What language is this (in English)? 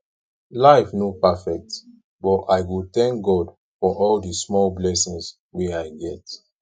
Nigerian Pidgin